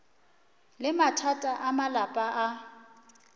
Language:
Northern Sotho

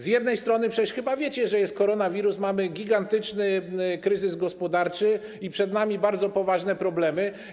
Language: Polish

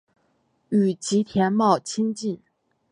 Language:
Chinese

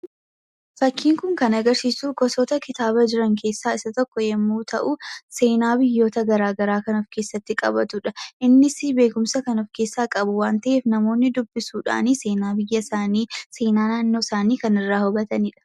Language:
Oromo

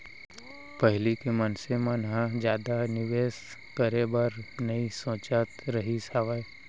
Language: Chhattisgarhi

